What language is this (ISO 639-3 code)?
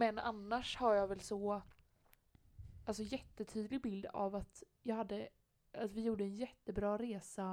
swe